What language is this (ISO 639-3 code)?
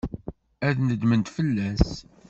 kab